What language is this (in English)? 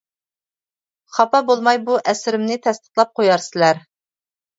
Uyghur